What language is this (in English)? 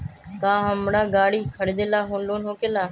Magahi